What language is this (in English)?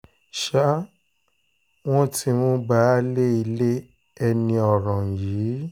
Yoruba